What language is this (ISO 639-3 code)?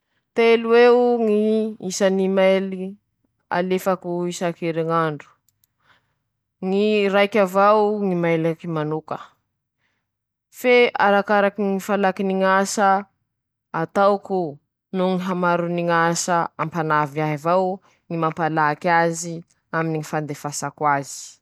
msh